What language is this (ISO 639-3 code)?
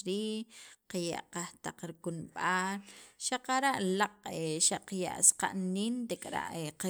quv